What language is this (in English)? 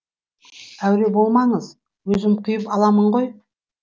Kazakh